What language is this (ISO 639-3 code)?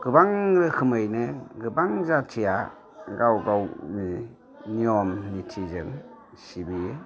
brx